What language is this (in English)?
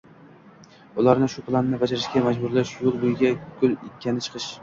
Uzbek